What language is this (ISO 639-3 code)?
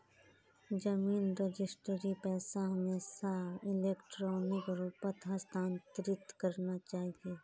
mag